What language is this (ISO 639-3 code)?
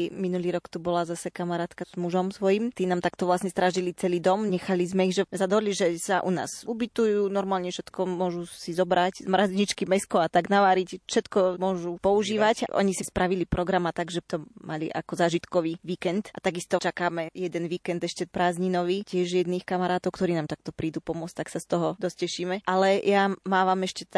slk